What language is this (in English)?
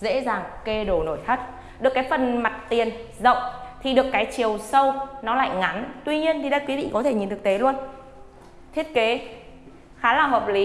Vietnamese